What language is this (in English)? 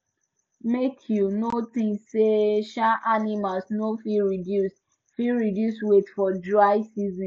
Nigerian Pidgin